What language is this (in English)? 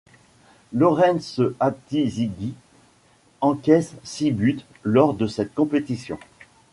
French